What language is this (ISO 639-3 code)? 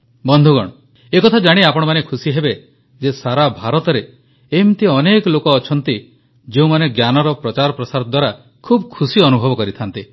ori